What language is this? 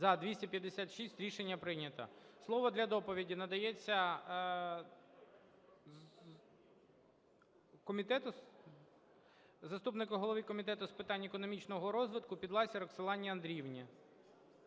Ukrainian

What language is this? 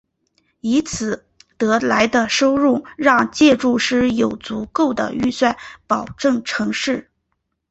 Chinese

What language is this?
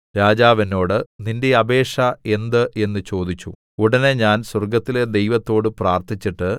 Malayalam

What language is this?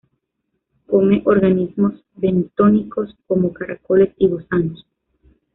Spanish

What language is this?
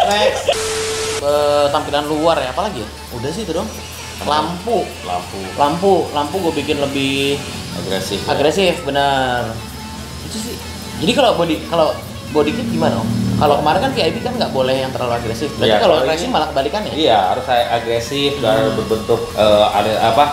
Indonesian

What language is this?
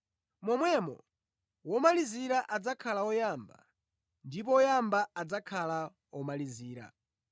Nyanja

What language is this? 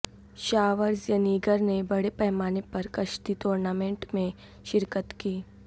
Urdu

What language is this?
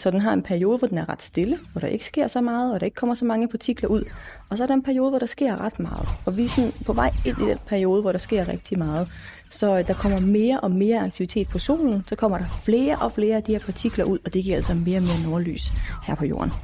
Danish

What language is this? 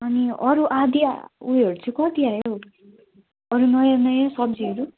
Nepali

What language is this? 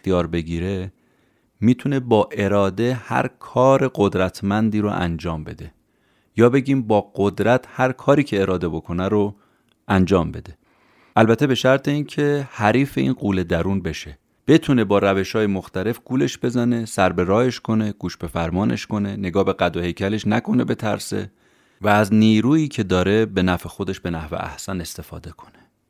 Persian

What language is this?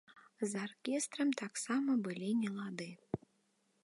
Belarusian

